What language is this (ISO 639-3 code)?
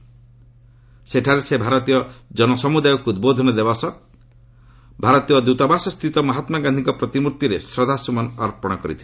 ori